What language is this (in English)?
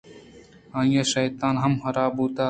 Eastern Balochi